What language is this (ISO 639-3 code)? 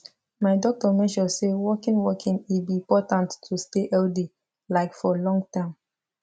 pcm